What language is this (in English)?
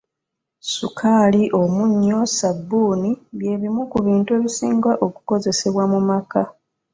Ganda